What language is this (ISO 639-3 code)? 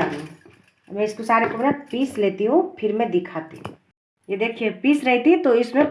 hin